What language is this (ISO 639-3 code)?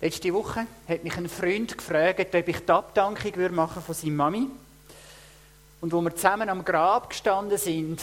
deu